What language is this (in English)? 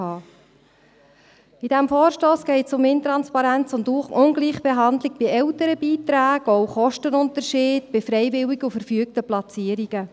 Swiss German